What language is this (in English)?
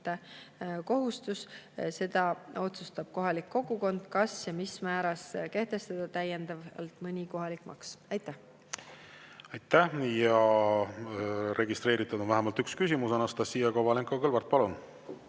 Estonian